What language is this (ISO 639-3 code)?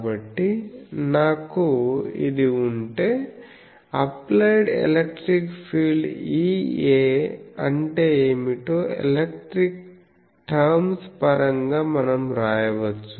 tel